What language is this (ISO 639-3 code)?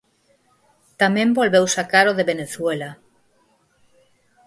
glg